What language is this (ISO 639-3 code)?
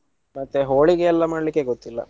kan